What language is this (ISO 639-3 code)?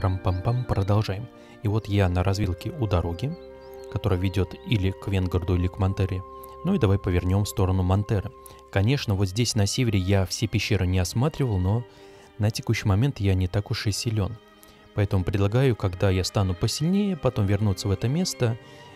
rus